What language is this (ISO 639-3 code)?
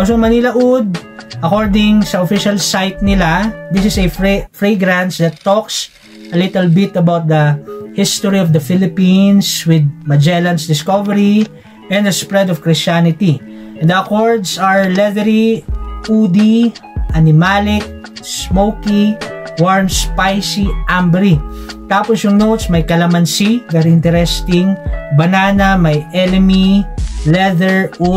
fil